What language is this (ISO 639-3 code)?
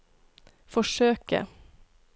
nor